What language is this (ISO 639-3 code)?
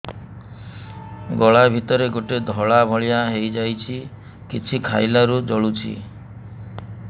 ori